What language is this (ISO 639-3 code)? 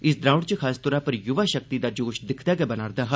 doi